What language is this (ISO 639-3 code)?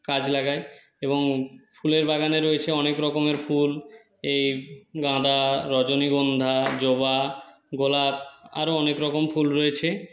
ben